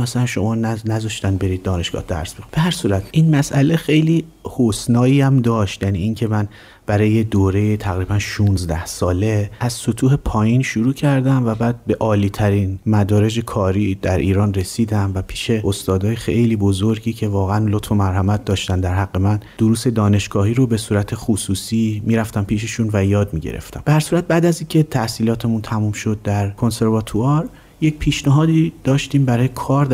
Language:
Persian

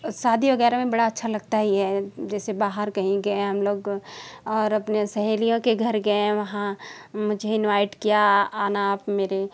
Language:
Hindi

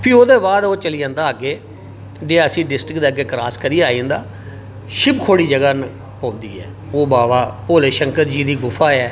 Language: Dogri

